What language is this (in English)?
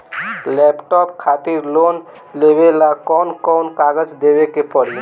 Bhojpuri